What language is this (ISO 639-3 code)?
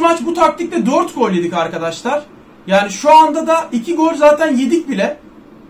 tur